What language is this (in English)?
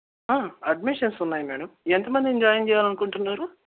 Telugu